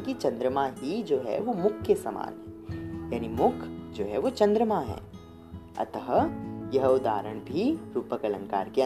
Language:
Hindi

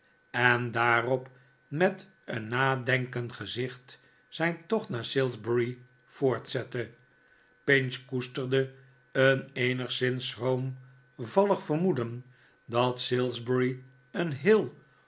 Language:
Dutch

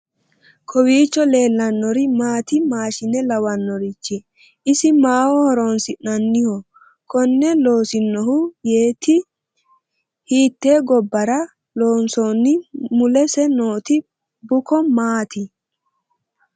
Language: Sidamo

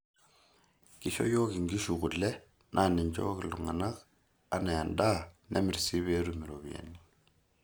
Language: Masai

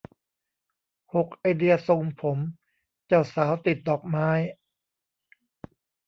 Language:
Thai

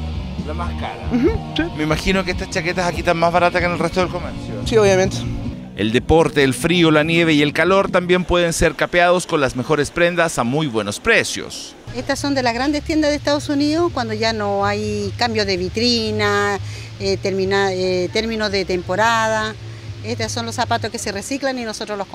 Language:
Spanish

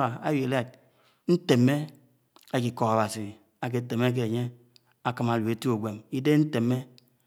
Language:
Anaang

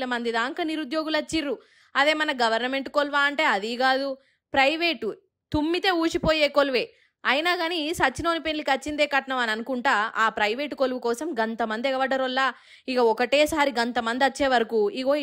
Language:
Telugu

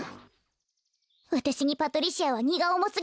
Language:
Japanese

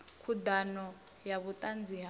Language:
Venda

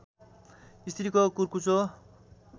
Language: Nepali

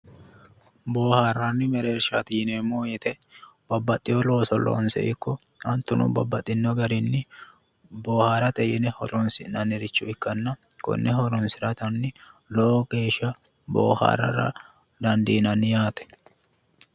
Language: Sidamo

